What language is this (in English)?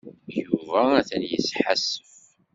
Kabyle